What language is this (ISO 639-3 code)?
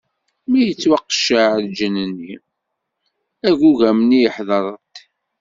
kab